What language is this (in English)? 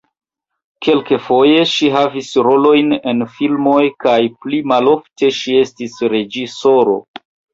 Esperanto